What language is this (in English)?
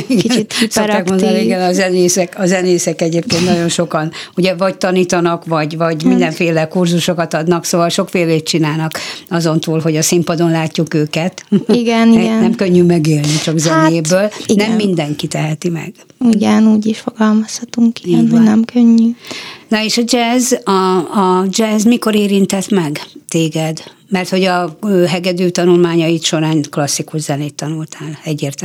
Hungarian